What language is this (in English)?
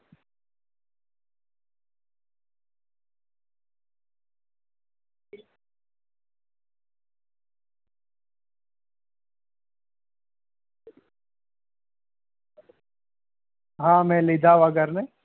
Gujarati